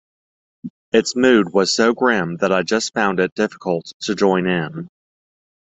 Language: English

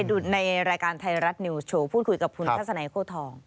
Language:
Thai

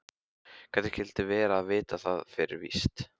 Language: Icelandic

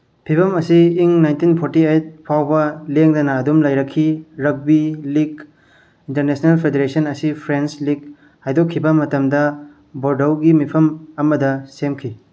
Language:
Manipuri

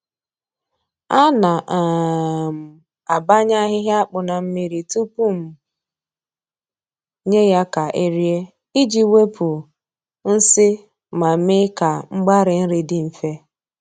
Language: Igbo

